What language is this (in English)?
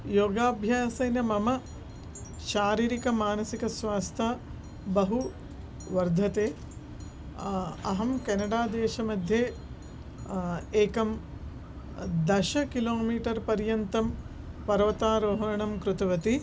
Sanskrit